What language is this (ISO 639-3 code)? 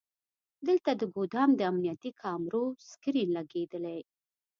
pus